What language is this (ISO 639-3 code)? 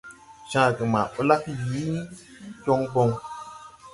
tui